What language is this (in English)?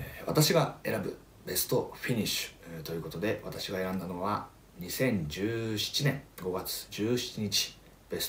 Japanese